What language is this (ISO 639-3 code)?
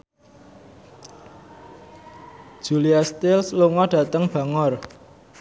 jav